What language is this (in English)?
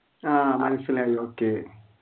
Malayalam